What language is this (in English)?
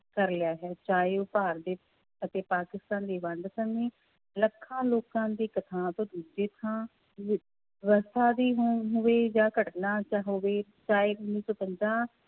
Punjabi